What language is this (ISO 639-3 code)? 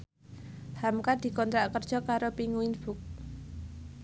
jav